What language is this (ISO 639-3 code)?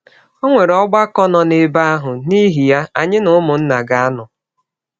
ibo